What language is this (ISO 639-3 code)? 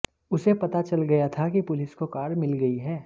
hin